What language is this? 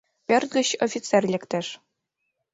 Mari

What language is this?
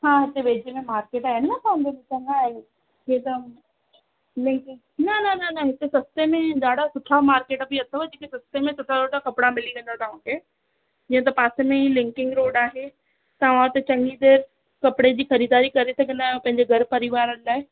Sindhi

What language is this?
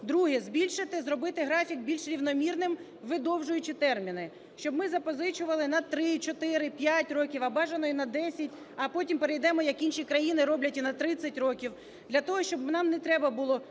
Ukrainian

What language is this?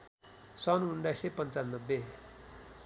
Nepali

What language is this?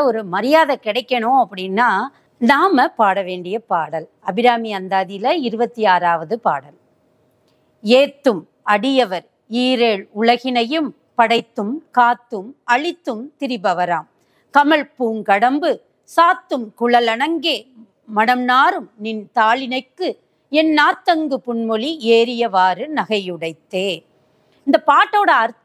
Turkish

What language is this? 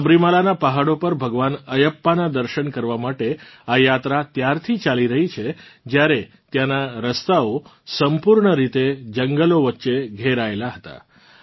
Gujarati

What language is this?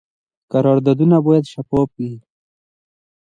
Pashto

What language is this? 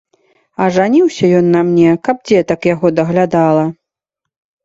Belarusian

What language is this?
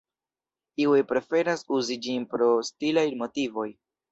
Esperanto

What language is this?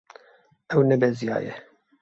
Kurdish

